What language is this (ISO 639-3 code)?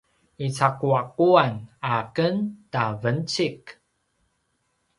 pwn